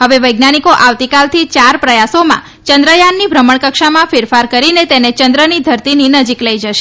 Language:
Gujarati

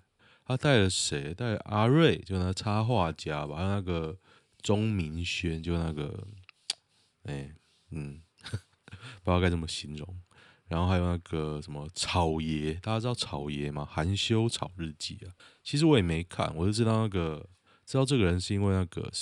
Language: Chinese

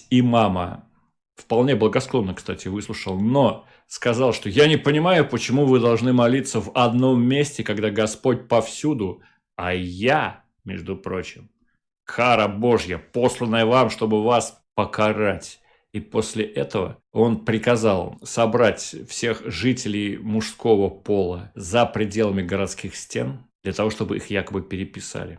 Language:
Russian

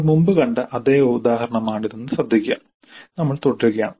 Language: Malayalam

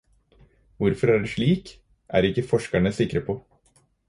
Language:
Norwegian Bokmål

